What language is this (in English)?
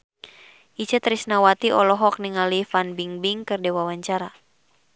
Sundanese